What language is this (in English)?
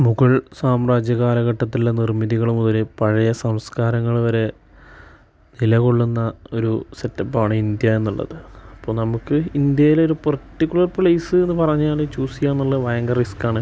Malayalam